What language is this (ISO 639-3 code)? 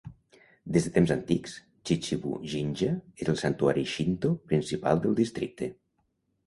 cat